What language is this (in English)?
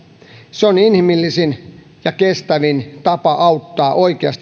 Finnish